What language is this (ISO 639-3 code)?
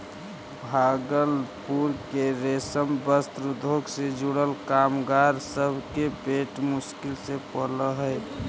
mag